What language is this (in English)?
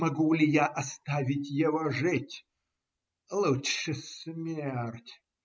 Russian